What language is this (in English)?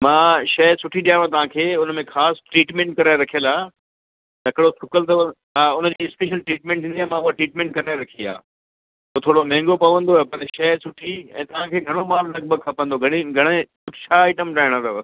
Sindhi